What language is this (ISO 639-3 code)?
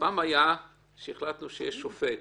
heb